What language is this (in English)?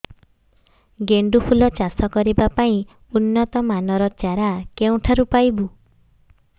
Odia